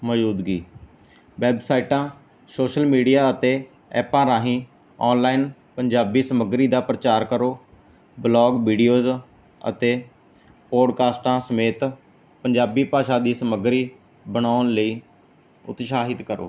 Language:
Punjabi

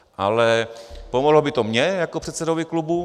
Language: Czech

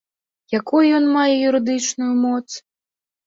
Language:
Belarusian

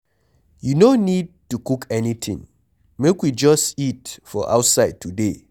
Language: Nigerian Pidgin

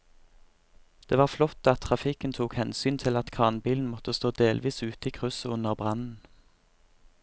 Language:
Norwegian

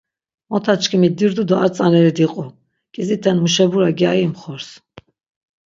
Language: Laz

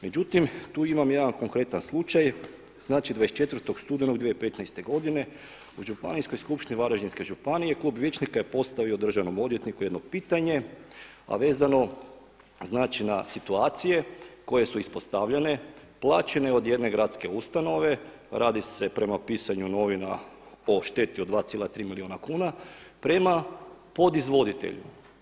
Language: Croatian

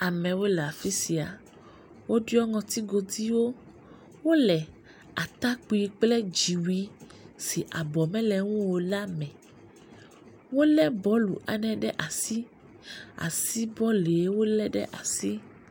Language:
Ewe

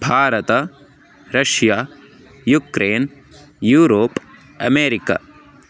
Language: Sanskrit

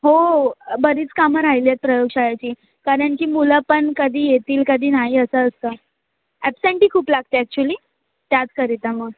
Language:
Marathi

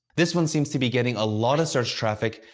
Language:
English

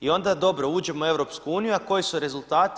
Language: Croatian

